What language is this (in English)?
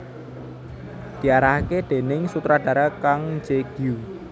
Javanese